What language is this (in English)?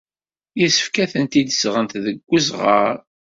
Kabyle